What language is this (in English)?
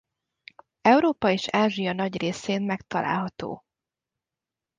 Hungarian